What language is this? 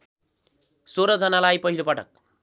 Nepali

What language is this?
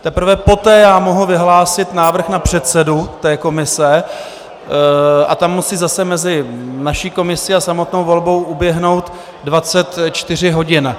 Czech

